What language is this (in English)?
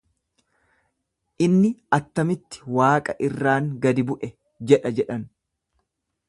Oromo